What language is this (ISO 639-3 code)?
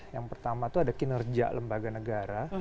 ind